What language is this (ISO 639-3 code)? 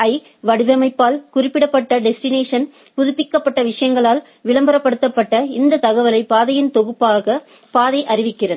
tam